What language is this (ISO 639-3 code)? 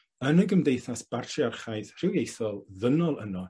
cym